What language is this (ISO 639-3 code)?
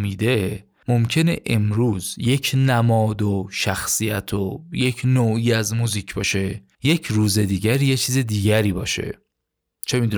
fas